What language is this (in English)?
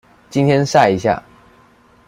Chinese